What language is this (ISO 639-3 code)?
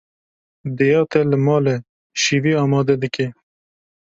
kur